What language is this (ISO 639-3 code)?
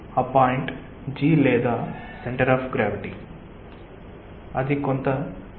tel